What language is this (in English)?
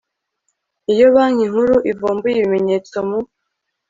Kinyarwanda